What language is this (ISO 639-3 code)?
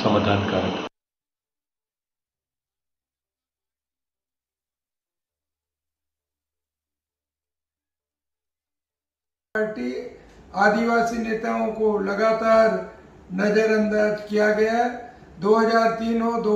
hin